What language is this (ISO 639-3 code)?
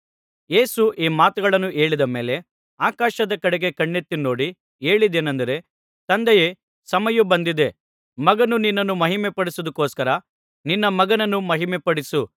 kan